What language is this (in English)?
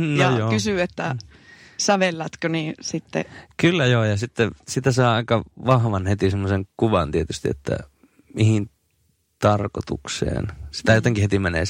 Finnish